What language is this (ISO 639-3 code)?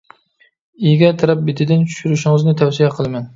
uig